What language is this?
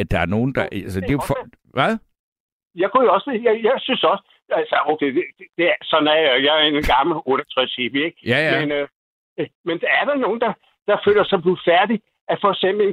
Danish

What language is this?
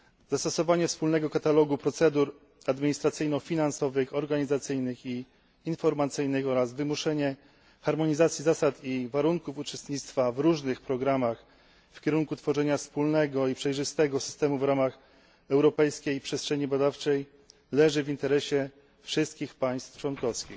Polish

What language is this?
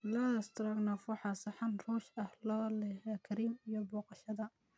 Somali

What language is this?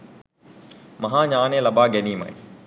Sinhala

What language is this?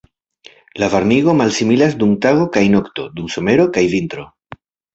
Esperanto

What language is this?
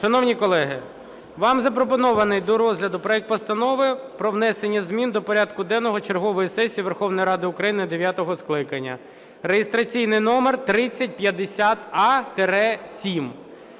Ukrainian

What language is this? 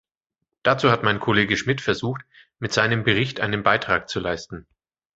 German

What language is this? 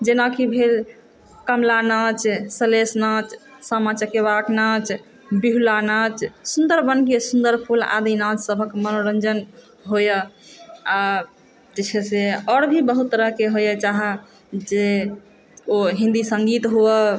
Maithili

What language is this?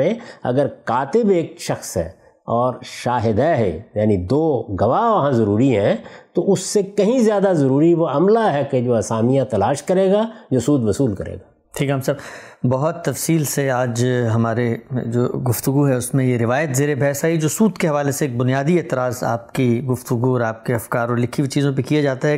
Urdu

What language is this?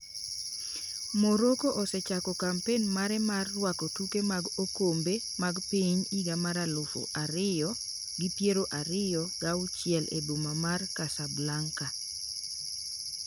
Luo (Kenya and Tanzania)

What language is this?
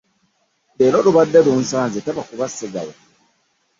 Ganda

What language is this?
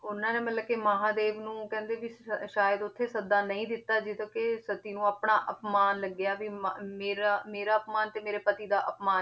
Punjabi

